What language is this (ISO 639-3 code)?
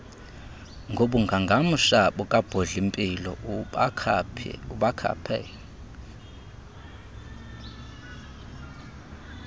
xho